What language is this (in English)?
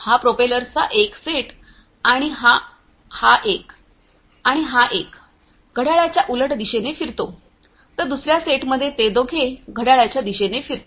Marathi